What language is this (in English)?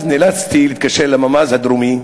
Hebrew